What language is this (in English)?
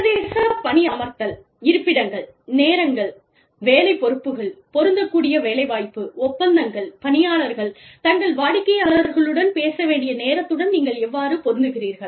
Tamil